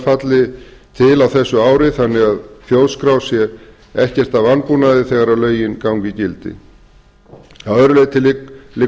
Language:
Icelandic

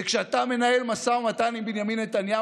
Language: Hebrew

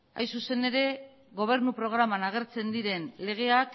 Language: Basque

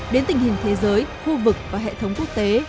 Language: Vietnamese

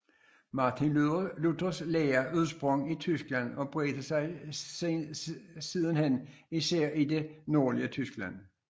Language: Danish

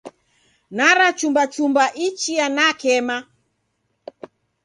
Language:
Taita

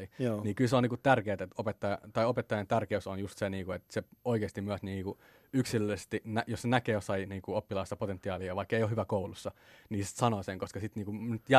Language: Finnish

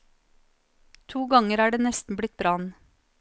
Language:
Norwegian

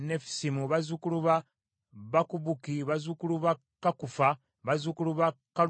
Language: Ganda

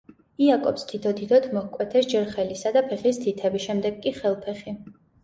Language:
Georgian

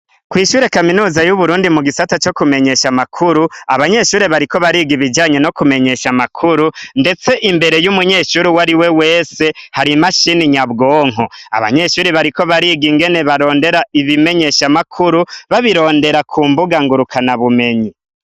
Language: Rundi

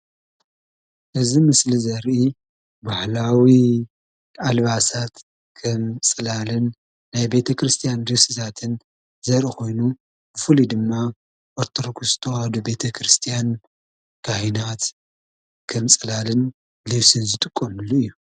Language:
Tigrinya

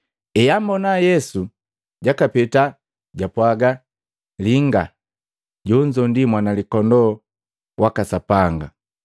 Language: Matengo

